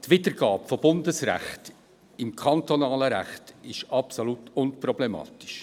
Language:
Swiss German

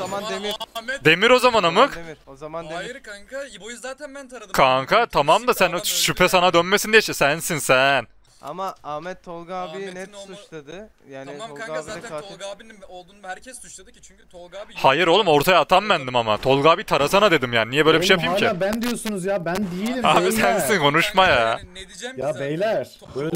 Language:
Turkish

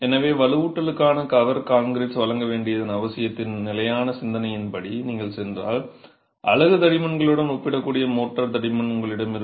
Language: Tamil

